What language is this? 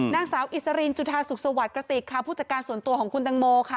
Thai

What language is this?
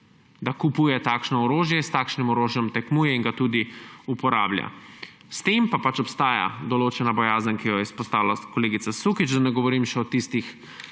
Slovenian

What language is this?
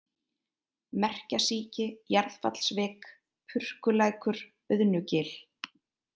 Icelandic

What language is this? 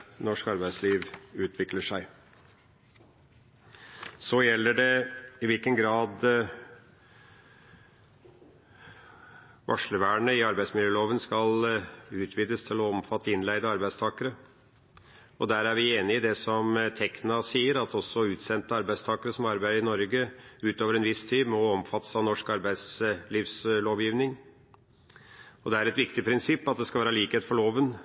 Norwegian Bokmål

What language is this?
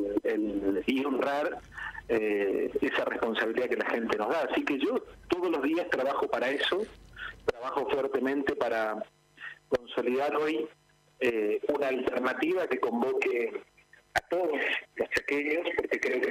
Spanish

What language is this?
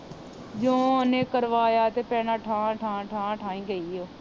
Punjabi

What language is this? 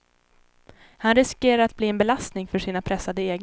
Swedish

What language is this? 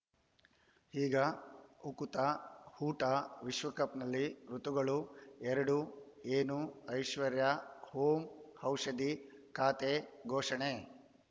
Kannada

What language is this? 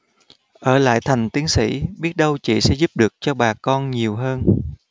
Vietnamese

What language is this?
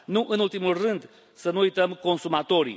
Romanian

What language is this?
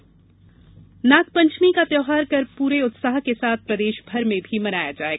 Hindi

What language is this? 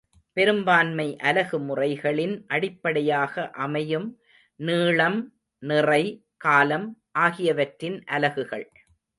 Tamil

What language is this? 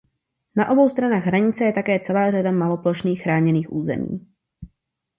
Czech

